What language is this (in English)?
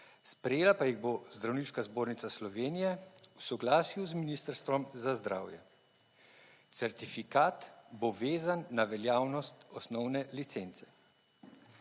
Slovenian